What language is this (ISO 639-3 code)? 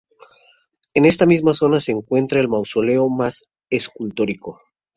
spa